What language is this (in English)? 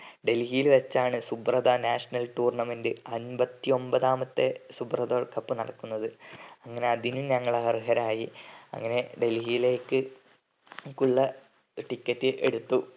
Malayalam